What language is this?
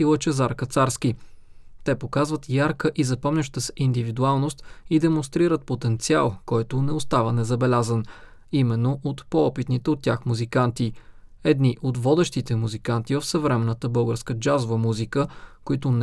Bulgarian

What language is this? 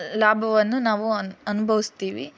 Kannada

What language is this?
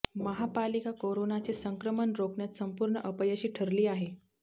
Marathi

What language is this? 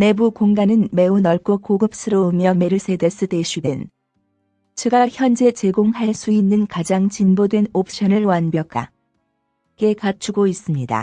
Korean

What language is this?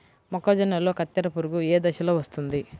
Telugu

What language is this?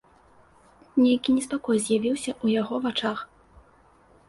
Belarusian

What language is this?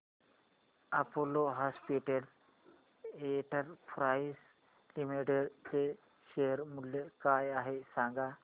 Marathi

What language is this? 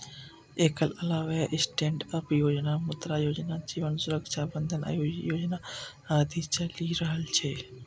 Maithili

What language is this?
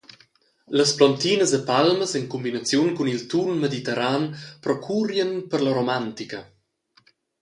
Romansh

